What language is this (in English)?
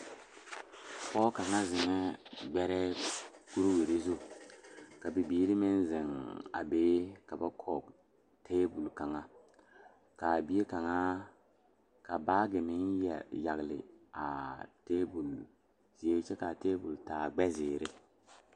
Southern Dagaare